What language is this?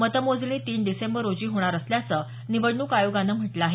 Marathi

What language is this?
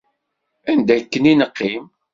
Kabyle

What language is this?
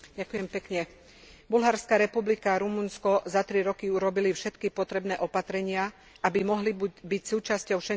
Slovak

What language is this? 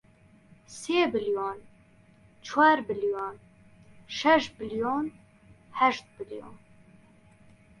Central Kurdish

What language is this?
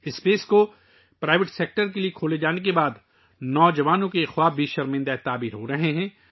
Urdu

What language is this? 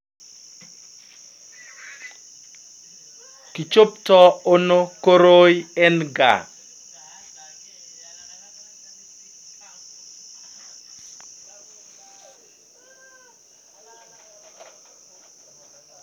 Kalenjin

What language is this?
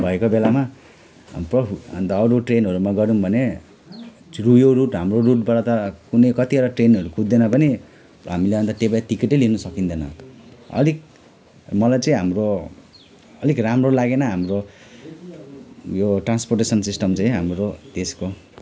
Nepali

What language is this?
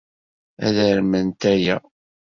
Kabyle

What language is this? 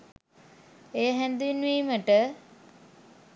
Sinhala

